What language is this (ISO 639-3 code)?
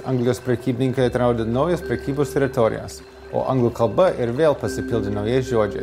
lit